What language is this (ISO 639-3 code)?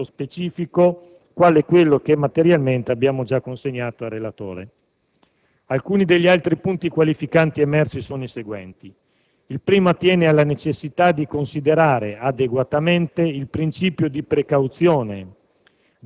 ita